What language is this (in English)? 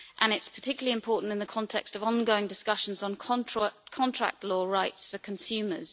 English